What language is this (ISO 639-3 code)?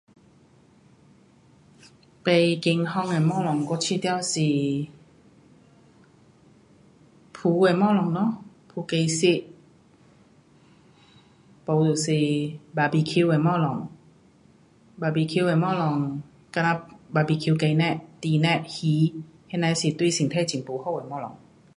cpx